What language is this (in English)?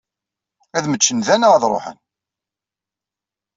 Kabyle